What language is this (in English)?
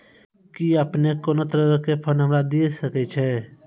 Maithili